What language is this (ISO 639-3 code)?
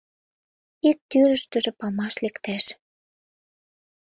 chm